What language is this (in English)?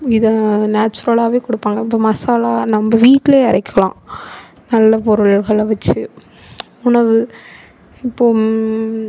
Tamil